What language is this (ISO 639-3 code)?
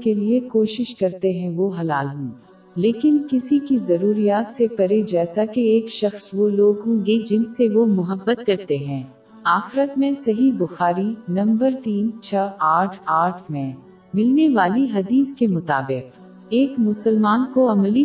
urd